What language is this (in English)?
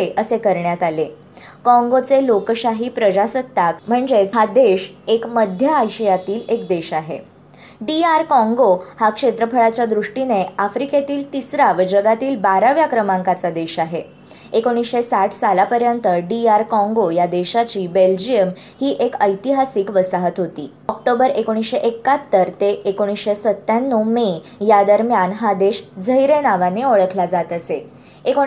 Marathi